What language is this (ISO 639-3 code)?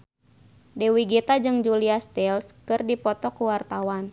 sun